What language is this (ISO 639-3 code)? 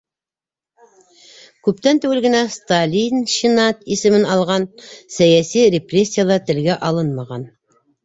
bak